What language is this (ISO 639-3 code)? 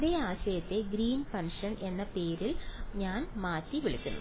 mal